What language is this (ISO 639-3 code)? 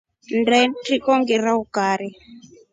rof